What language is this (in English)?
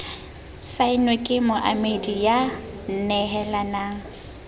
Southern Sotho